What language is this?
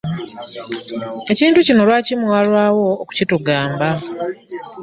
Ganda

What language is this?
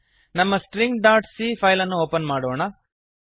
Kannada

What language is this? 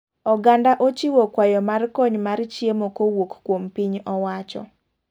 Luo (Kenya and Tanzania)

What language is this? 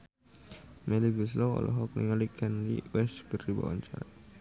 Sundanese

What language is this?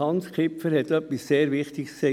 Swiss German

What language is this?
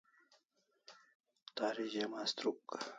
Kalasha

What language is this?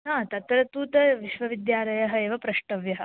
Sanskrit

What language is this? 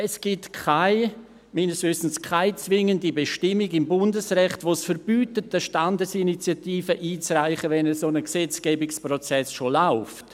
Swiss German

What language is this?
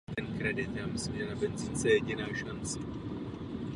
Czech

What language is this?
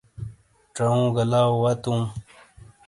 Shina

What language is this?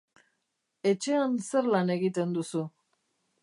Basque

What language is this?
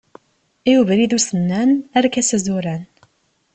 Kabyle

